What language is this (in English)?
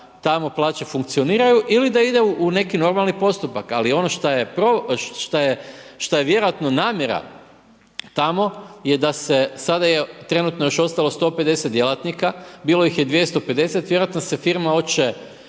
Croatian